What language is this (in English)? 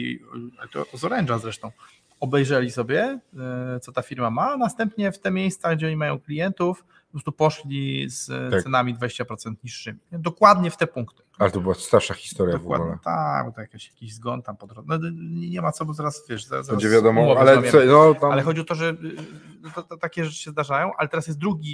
Polish